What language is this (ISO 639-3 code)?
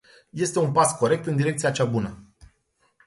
ron